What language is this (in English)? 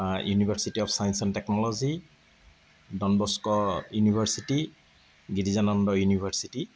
Assamese